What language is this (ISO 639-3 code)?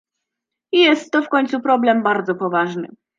pol